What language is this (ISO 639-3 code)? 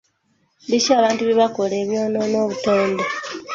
lug